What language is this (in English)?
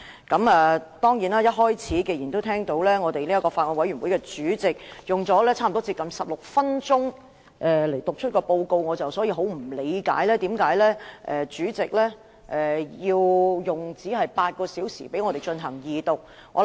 Cantonese